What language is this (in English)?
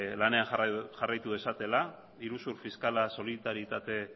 Basque